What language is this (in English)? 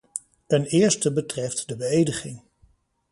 Dutch